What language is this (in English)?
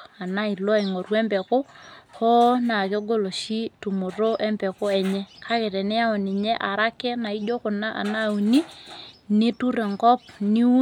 Masai